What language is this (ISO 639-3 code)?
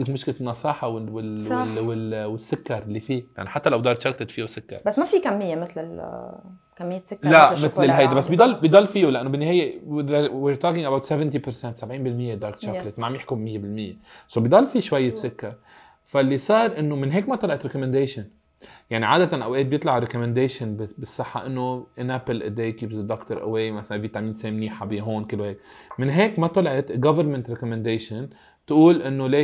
ara